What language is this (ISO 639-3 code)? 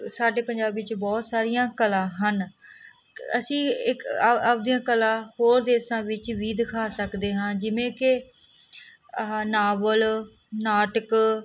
pan